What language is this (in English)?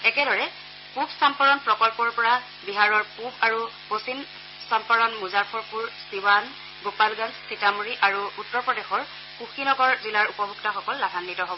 Assamese